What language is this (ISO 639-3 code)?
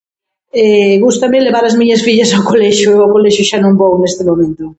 glg